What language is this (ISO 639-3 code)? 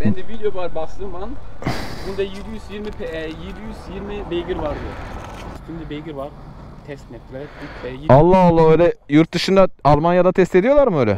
tur